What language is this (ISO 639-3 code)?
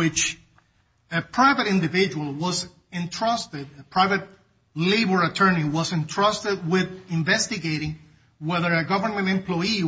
eng